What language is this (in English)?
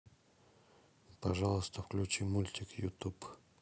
Russian